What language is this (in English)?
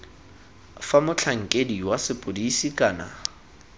Tswana